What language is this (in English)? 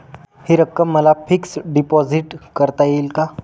Marathi